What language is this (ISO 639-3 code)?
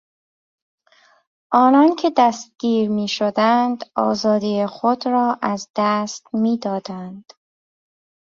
fas